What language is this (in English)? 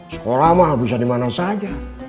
Indonesian